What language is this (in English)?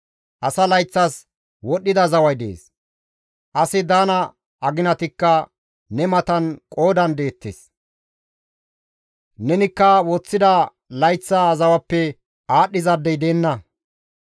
Gamo